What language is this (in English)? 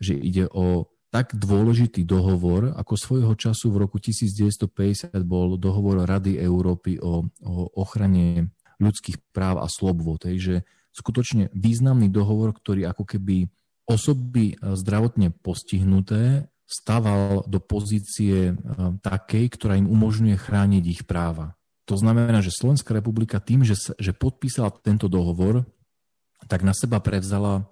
Slovak